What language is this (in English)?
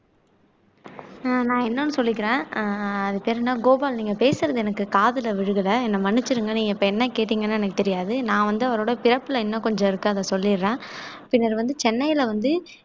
Tamil